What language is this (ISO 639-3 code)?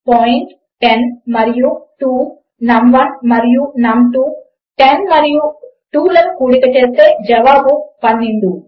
tel